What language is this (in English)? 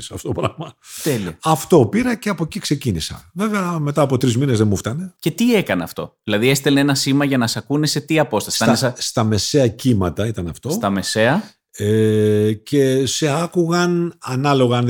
Greek